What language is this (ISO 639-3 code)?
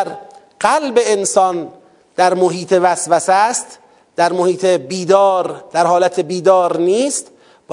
fas